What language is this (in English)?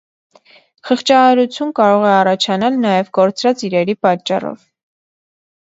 Armenian